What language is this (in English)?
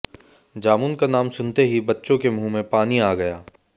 Hindi